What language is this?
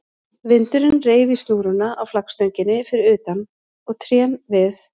Icelandic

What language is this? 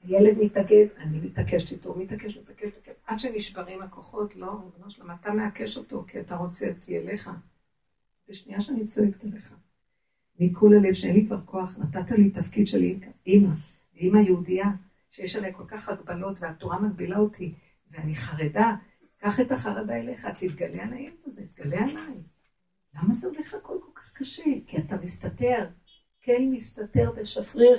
Hebrew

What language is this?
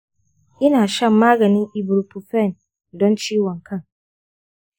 Hausa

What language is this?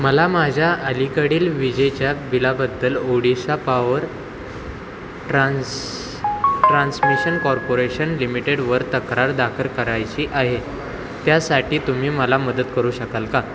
Marathi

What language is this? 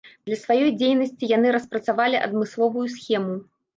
Belarusian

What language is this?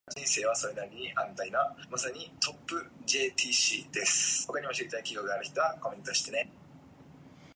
English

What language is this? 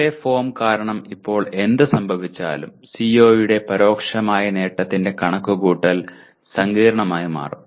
Malayalam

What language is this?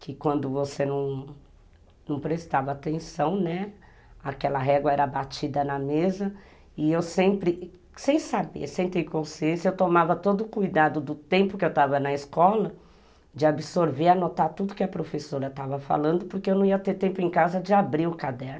Portuguese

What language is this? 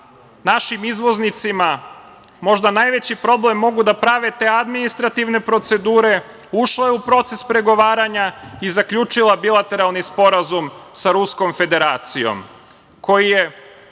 Serbian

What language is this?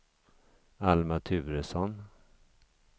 Swedish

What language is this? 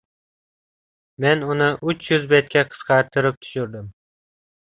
Uzbek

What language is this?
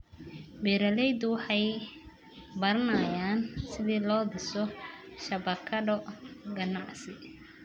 Somali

